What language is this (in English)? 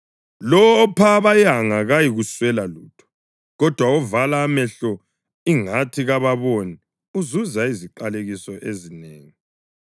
North Ndebele